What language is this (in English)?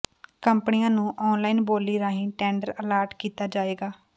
Punjabi